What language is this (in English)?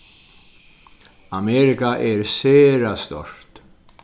Faroese